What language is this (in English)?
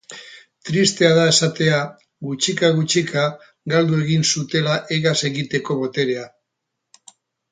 Basque